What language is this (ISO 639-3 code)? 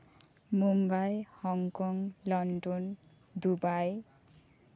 sat